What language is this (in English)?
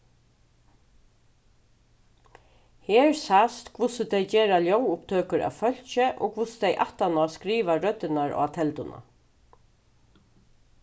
Faroese